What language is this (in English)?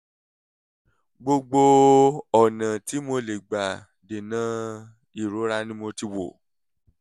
Yoruba